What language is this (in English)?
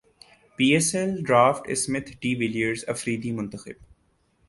Urdu